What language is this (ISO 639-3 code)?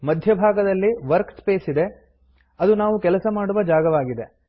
kan